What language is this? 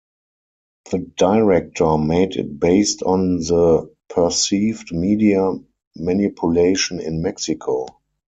English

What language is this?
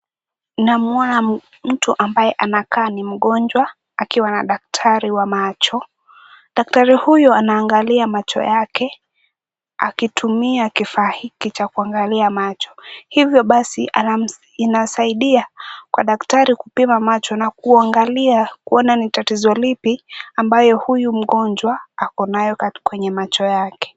Swahili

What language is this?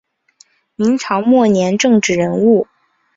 Chinese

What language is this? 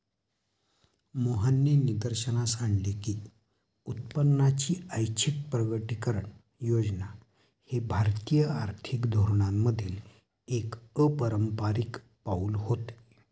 Marathi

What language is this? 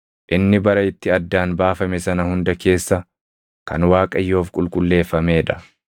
Oromo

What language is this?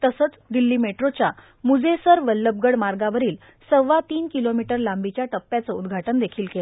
Marathi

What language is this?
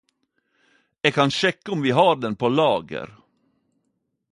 Norwegian Nynorsk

